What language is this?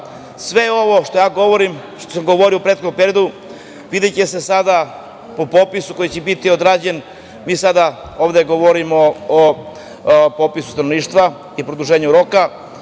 Serbian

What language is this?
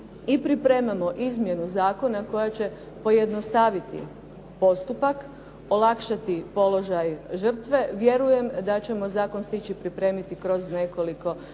Croatian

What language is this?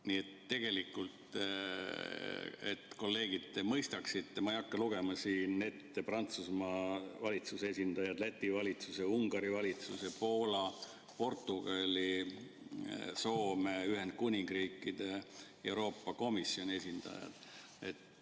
Estonian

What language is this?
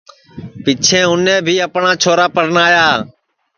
Sansi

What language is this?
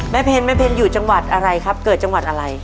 Thai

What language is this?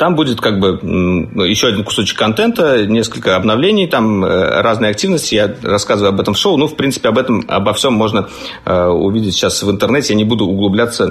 Russian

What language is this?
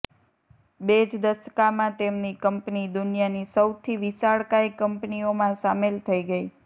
Gujarati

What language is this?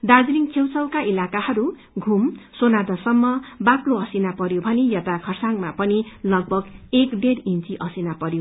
Nepali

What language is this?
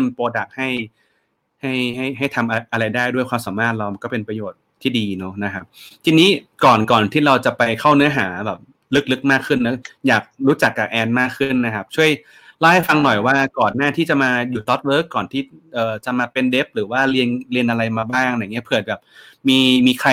Thai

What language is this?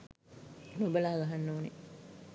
Sinhala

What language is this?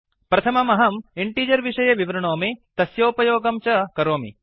Sanskrit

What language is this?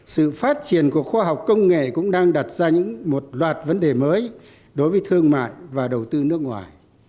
Vietnamese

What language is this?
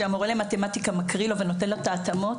Hebrew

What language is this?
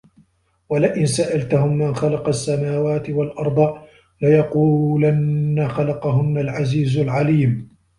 Arabic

